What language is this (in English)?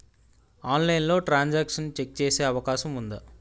Telugu